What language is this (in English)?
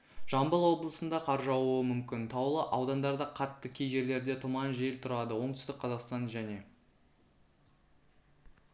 Kazakh